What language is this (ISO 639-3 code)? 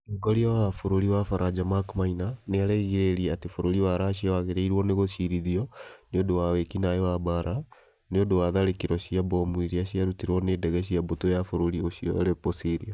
kik